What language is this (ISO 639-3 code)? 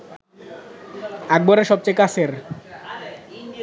ben